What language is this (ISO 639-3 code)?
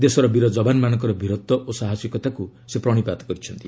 ori